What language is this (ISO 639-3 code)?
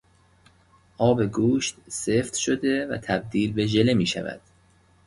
fas